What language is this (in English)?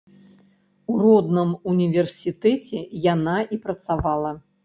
Belarusian